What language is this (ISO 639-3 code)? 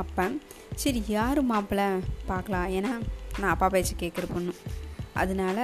tam